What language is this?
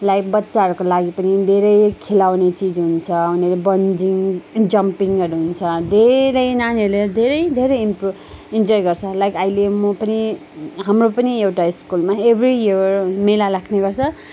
Nepali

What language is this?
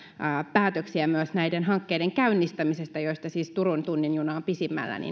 Finnish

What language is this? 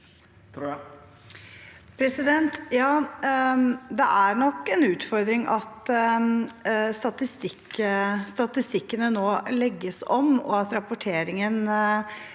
Norwegian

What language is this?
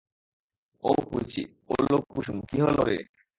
Bangla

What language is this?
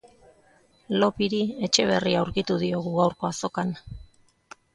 Basque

